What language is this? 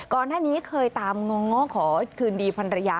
Thai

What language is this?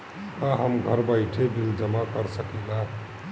Bhojpuri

